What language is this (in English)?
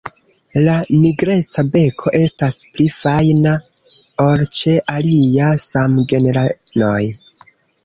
Esperanto